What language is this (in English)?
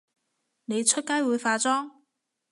Cantonese